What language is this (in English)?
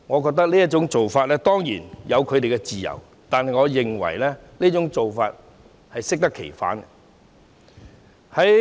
Cantonese